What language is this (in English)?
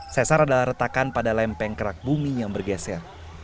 Indonesian